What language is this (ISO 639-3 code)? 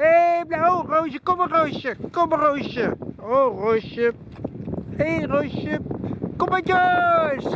nld